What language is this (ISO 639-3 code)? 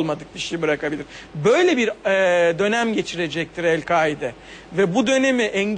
tur